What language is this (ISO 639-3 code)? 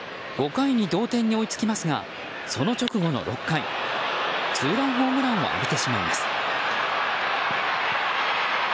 jpn